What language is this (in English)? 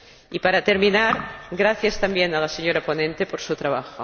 Spanish